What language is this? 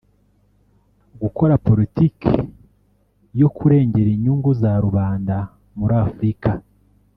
Kinyarwanda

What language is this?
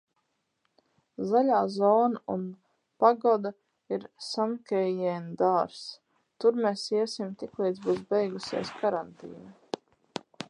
Latvian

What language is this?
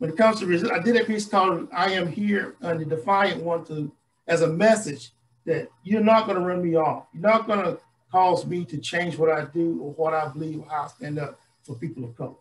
English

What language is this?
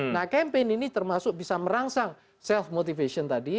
Indonesian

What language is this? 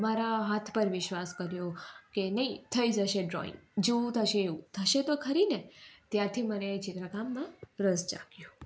Gujarati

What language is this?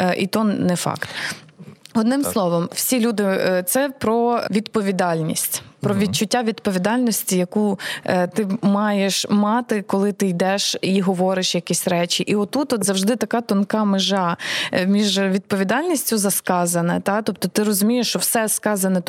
Ukrainian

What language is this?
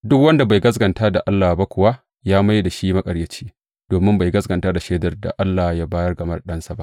Hausa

